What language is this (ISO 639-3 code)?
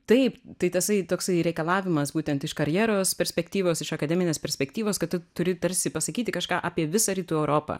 lit